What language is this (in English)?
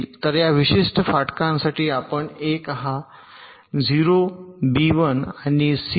Marathi